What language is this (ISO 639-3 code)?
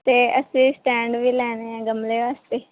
pan